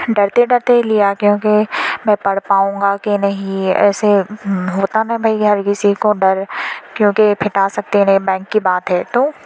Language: Urdu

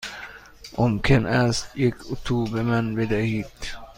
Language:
Persian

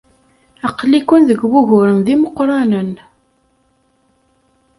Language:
Kabyle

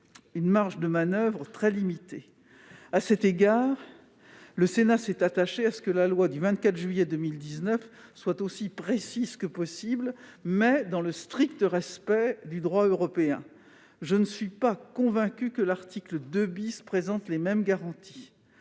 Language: French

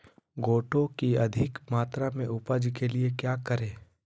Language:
Magahi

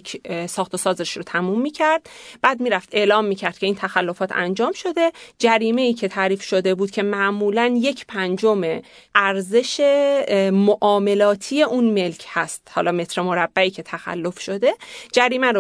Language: Persian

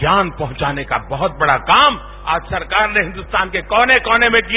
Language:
Marathi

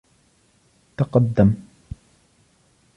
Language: Arabic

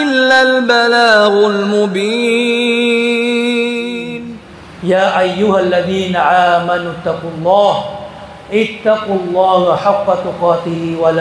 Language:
Filipino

